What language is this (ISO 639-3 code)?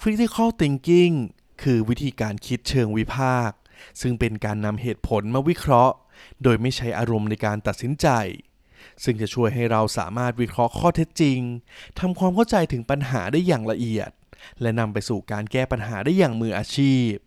tha